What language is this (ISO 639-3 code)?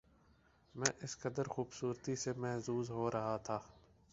urd